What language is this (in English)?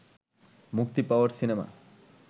Bangla